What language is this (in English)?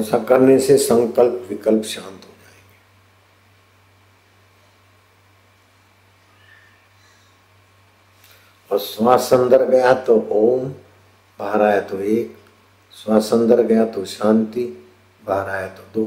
Hindi